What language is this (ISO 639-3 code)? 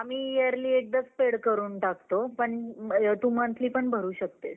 mar